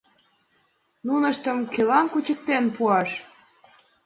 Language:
Mari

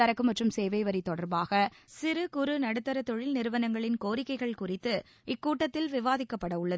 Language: Tamil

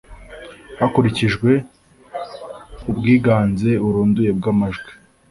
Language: Kinyarwanda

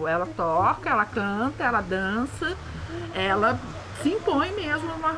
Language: Portuguese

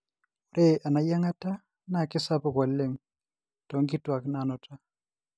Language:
Masai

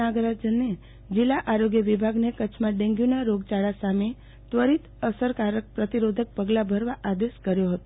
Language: Gujarati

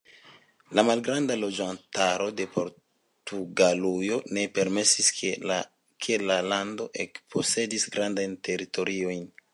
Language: Esperanto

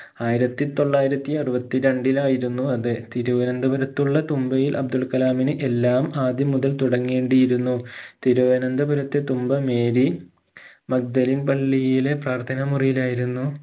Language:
Malayalam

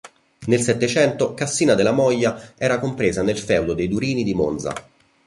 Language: Italian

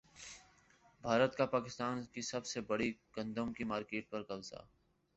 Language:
Urdu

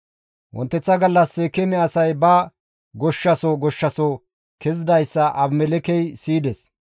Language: Gamo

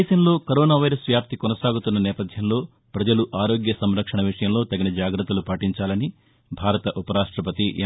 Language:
Telugu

